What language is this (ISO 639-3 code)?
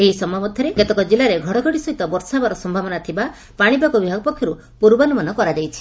ori